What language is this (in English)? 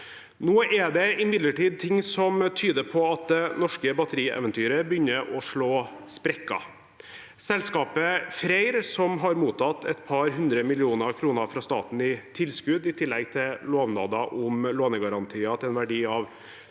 Norwegian